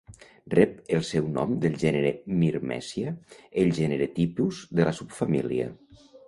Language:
Catalan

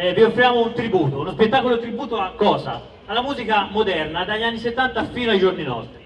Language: Italian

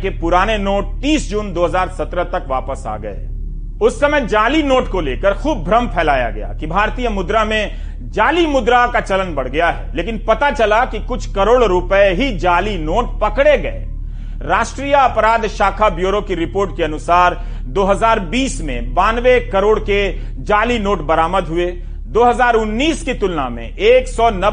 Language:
Hindi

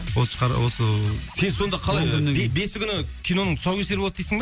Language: Kazakh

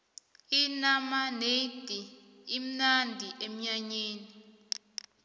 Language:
South Ndebele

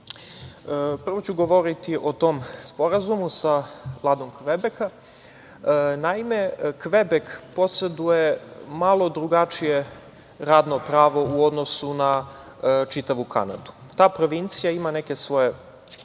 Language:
Serbian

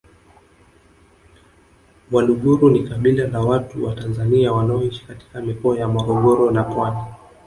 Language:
Swahili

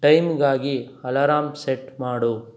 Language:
Kannada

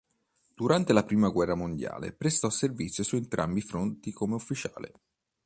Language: Italian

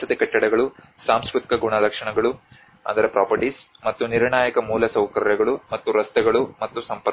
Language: Kannada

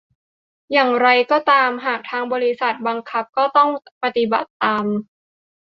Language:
Thai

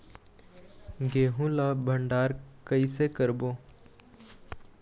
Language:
Chhattisgarhi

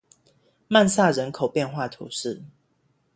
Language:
Chinese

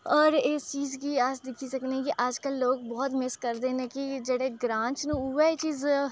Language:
Dogri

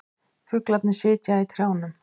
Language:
Icelandic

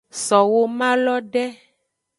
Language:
Aja (Benin)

